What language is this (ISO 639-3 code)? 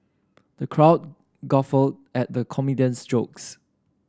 eng